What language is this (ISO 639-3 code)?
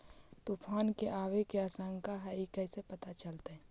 mag